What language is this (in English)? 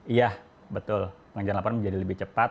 Indonesian